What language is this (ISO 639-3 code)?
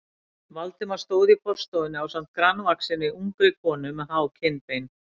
isl